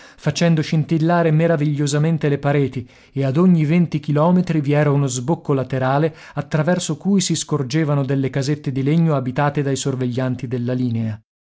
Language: Italian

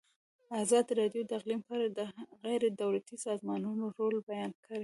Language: Pashto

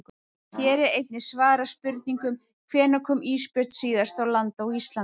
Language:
Icelandic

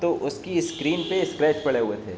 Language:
Urdu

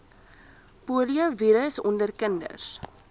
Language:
Afrikaans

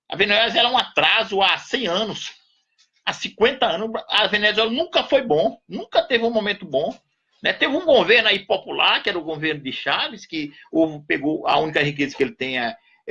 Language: Portuguese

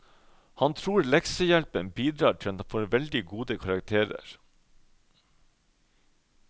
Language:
Norwegian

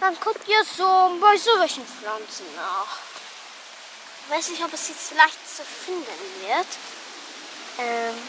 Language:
German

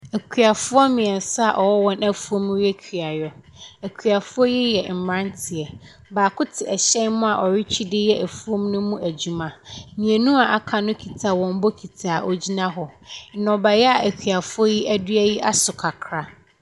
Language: Akan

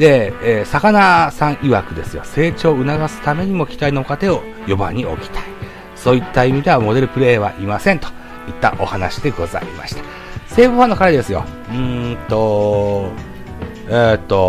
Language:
Japanese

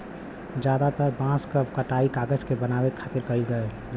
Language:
Bhojpuri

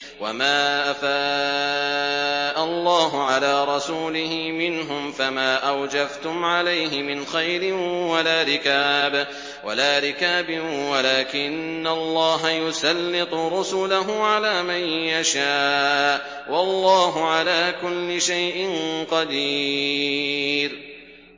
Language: Arabic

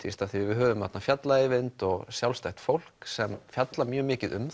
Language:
Icelandic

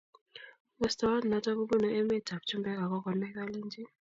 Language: Kalenjin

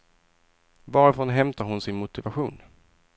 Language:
Swedish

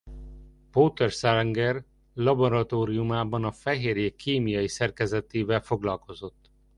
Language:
Hungarian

